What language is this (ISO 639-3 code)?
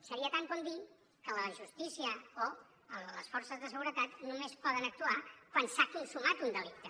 cat